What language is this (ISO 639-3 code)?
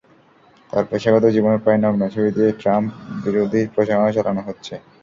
ben